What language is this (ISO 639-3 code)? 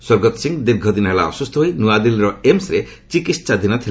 ori